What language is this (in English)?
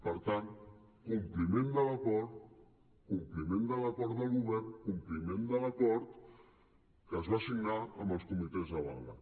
Catalan